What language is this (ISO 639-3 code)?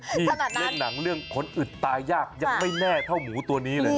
tha